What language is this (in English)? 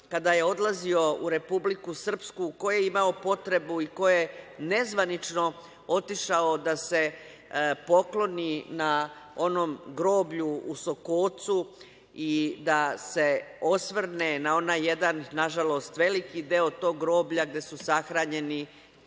Serbian